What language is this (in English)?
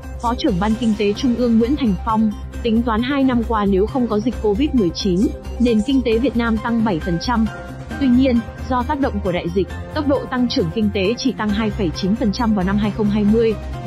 Vietnamese